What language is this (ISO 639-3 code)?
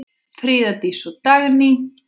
isl